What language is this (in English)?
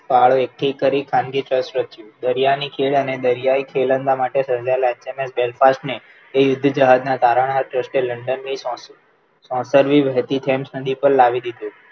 Gujarati